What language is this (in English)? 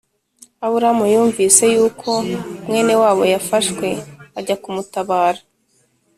Kinyarwanda